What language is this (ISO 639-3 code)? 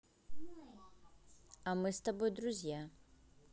rus